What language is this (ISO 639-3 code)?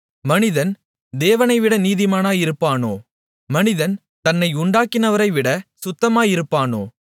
tam